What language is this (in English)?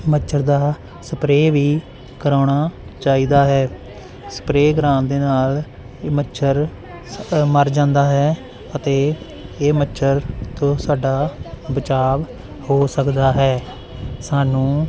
Punjabi